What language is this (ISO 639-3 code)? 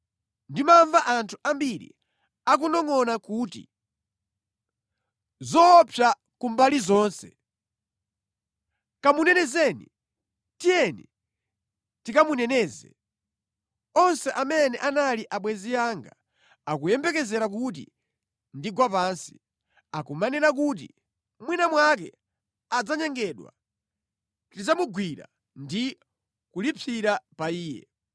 nya